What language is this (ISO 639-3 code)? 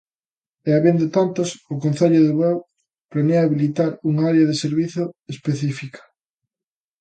glg